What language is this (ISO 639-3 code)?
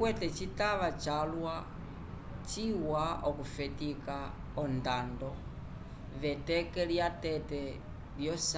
umb